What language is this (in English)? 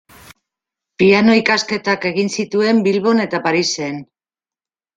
Basque